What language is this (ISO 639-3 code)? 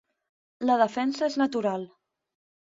cat